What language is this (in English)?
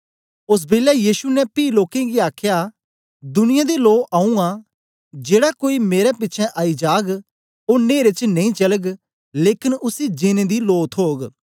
Dogri